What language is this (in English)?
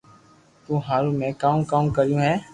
Loarki